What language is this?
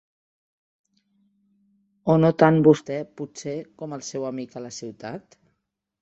Catalan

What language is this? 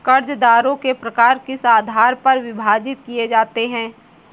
Hindi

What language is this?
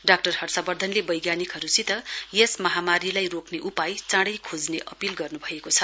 Nepali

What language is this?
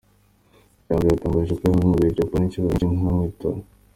Kinyarwanda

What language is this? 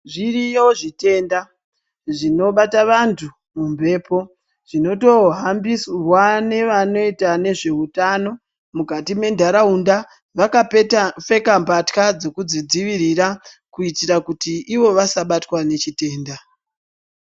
Ndau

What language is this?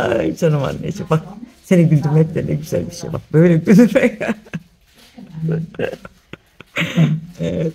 Turkish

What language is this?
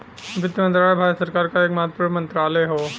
Bhojpuri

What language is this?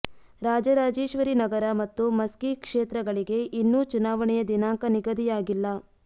Kannada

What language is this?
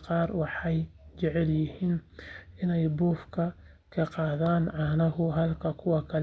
Somali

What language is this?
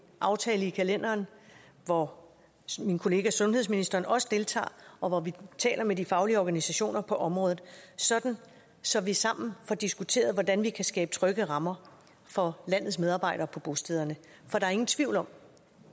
Danish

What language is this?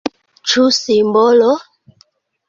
Esperanto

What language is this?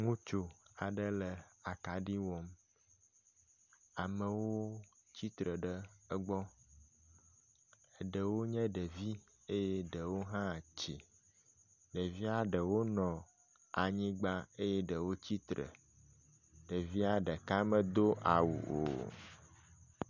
Ewe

